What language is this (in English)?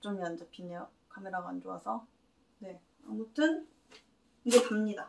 Korean